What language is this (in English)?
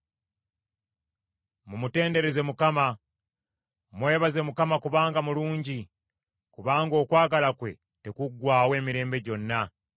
Ganda